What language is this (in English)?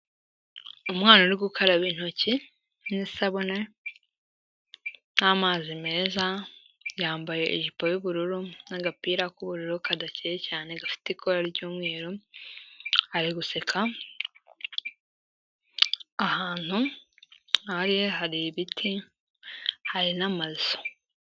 Kinyarwanda